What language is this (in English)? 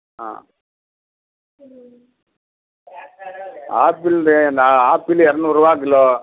Tamil